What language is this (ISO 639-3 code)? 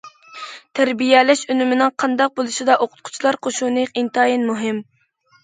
uig